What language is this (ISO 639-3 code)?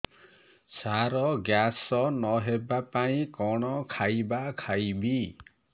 ori